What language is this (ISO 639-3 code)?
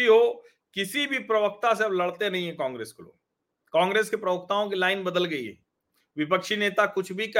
hin